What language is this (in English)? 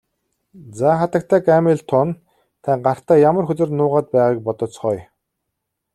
Mongolian